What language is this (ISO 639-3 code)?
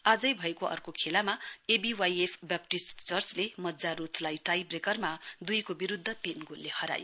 nep